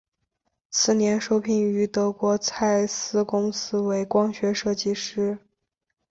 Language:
Chinese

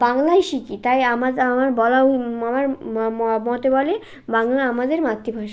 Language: Bangla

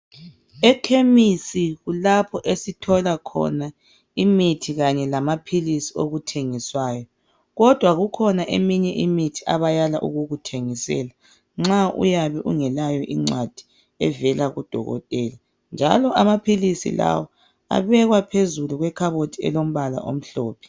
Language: North Ndebele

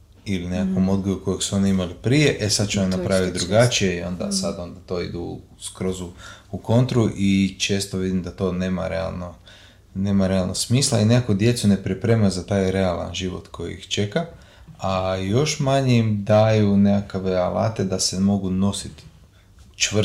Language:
Croatian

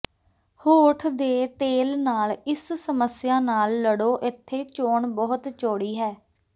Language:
Punjabi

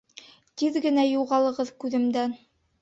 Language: Bashkir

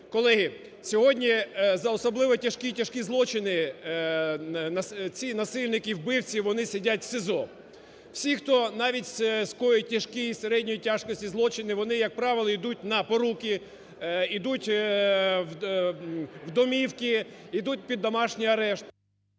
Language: Ukrainian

